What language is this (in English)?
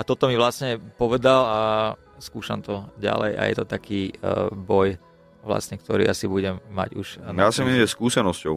Slovak